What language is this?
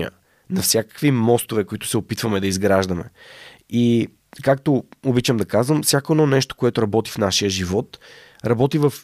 Bulgarian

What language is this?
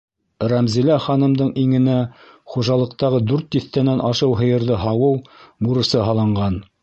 Bashkir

